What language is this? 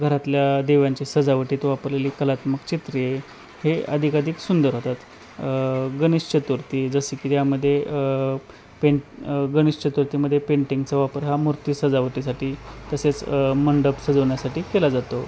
Marathi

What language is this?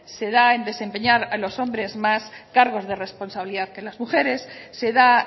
Spanish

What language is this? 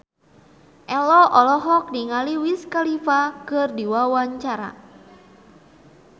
Sundanese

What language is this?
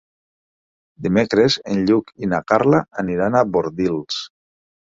Catalan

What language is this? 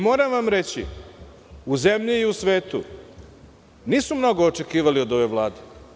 Serbian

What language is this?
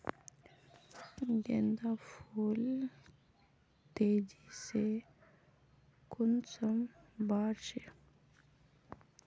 Magahi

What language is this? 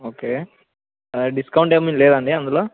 Telugu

